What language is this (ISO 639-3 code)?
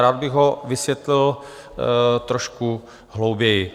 ces